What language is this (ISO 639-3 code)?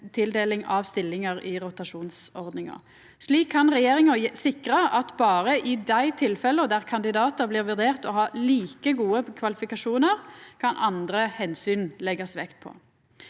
nor